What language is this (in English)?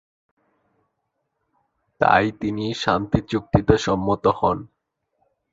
Bangla